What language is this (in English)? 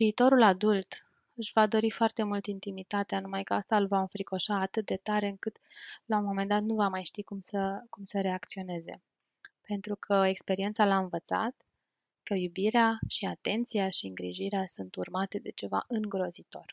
Romanian